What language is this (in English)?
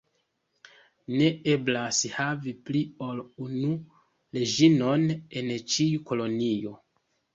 Esperanto